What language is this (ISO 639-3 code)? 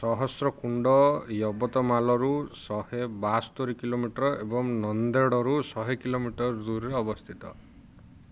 ori